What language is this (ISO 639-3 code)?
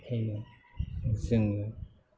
brx